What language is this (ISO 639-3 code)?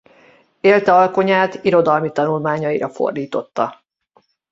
hun